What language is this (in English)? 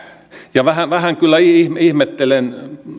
Finnish